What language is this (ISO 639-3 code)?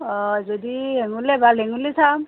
asm